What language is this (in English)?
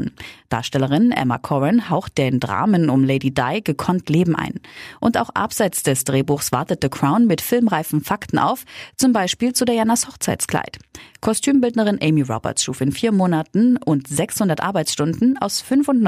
German